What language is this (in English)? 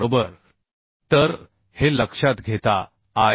Marathi